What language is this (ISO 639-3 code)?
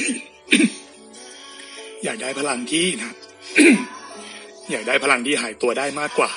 tha